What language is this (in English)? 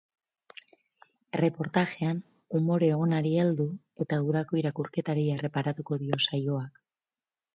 Basque